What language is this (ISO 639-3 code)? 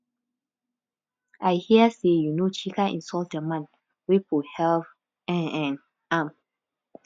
pcm